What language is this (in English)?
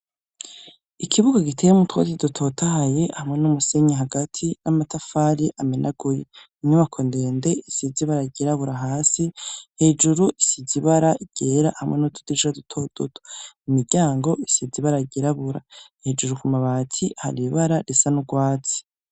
Rundi